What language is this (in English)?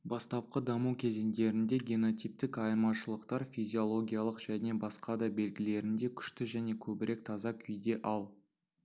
Kazakh